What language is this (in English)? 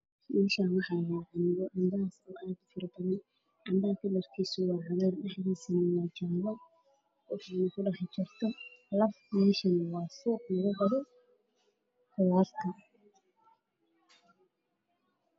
Somali